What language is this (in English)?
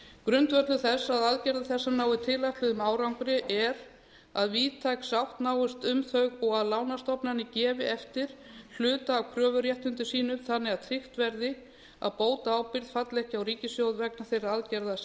Icelandic